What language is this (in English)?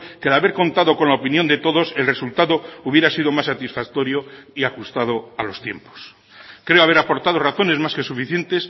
Spanish